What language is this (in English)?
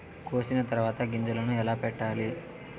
Telugu